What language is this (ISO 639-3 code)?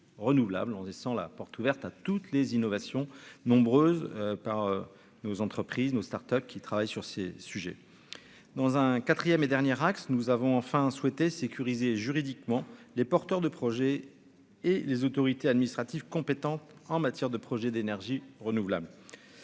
fra